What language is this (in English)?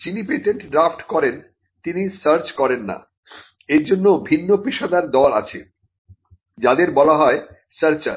Bangla